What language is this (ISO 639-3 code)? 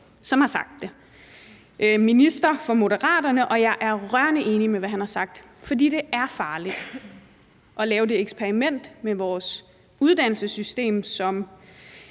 dan